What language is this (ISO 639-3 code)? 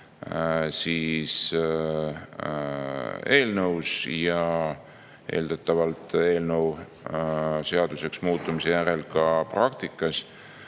est